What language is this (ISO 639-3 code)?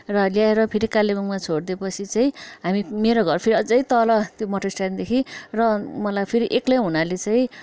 nep